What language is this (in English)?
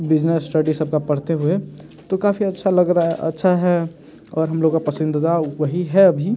Hindi